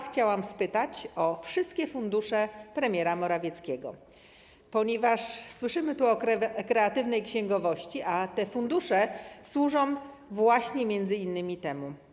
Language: Polish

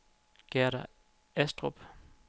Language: Danish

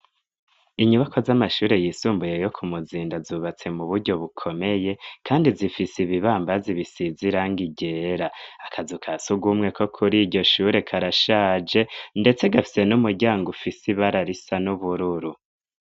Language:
Rundi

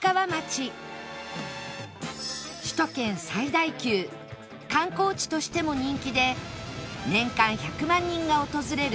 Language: Japanese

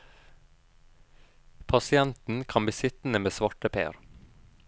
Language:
Norwegian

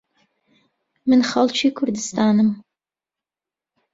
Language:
Central Kurdish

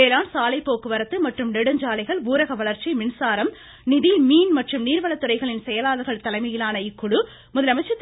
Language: Tamil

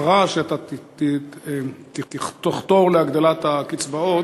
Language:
Hebrew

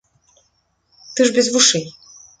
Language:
Belarusian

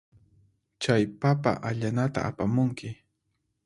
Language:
Puno Quechua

